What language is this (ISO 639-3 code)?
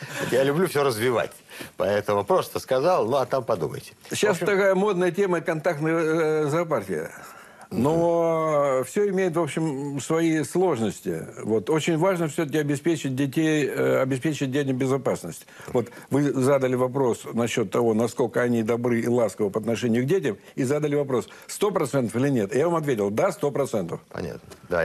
rus